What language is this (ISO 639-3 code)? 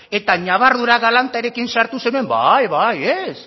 eus